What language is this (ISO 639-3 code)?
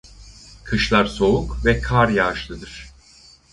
tur